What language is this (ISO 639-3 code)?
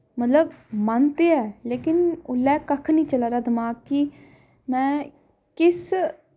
doi